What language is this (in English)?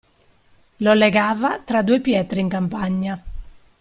Italian